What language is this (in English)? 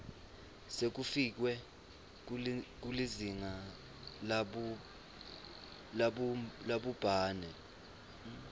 Swati